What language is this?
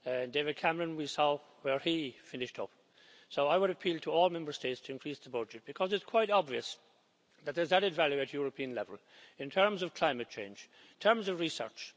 English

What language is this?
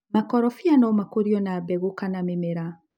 Kikuyu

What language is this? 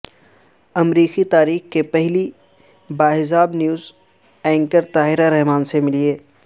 Urdu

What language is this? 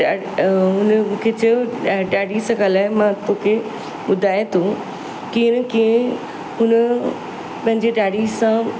Sindhi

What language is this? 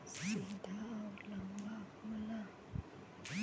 Bhojpuri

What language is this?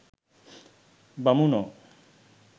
Sinhala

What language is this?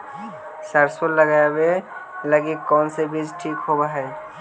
Magahi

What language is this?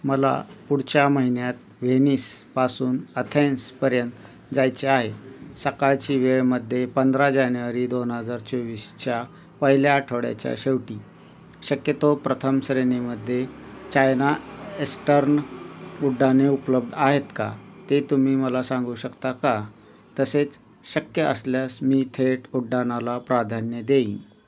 Marathi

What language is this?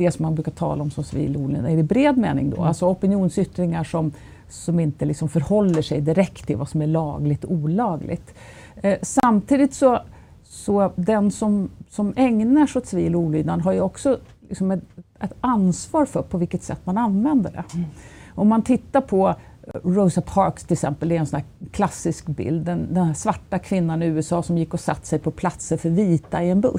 Swedish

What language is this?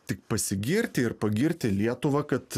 Lithuanian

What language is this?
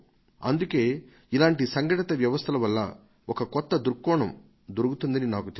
Telugu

